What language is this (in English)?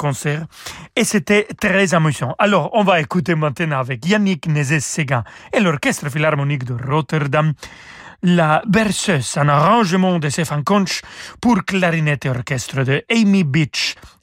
French